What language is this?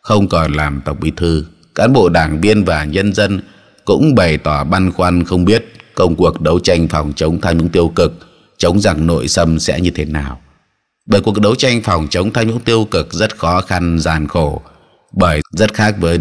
Vietnamese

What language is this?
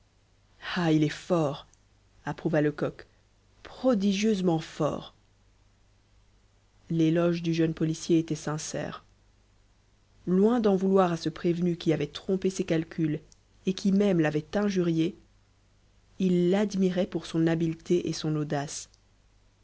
French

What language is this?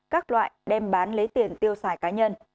Vietnamese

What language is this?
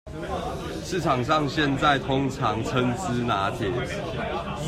Chinese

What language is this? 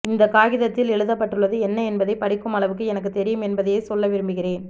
Tamil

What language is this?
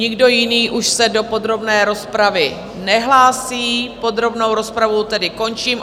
Czech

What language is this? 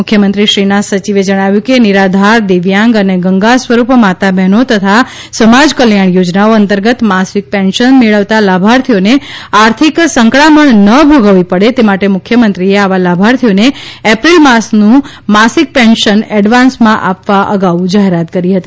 Gujarati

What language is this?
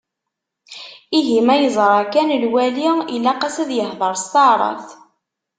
Kabyle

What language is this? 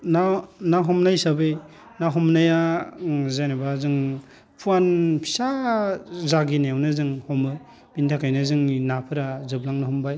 Bodo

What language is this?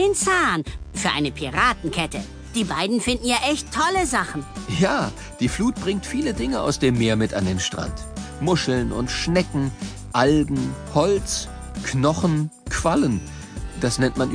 German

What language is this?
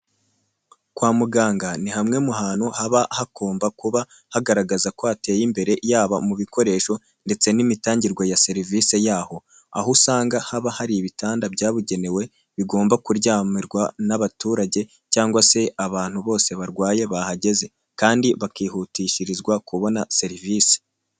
Kinyarwanda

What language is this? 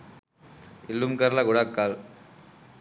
Sinhala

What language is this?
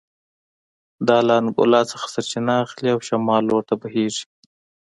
Pashto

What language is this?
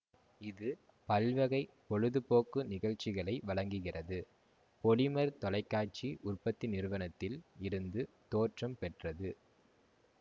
Tamil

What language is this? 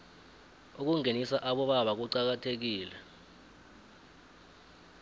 South Ndebele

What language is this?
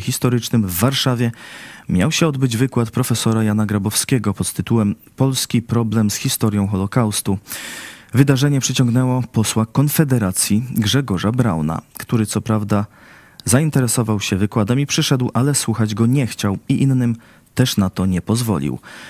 Polish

